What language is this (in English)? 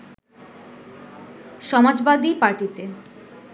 Bangla